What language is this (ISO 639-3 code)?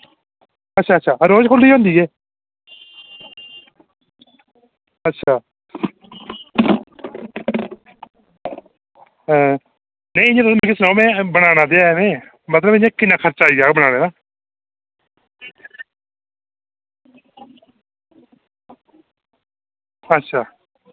doi